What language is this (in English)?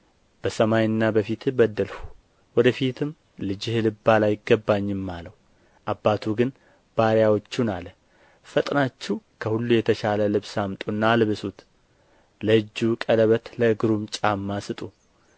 Amharic